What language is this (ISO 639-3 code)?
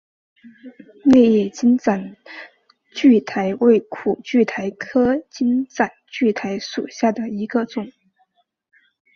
zho